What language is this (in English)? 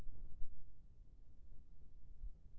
Chhattisgarhi